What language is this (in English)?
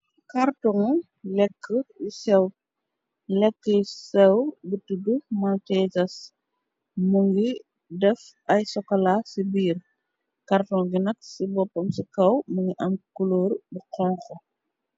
Wolof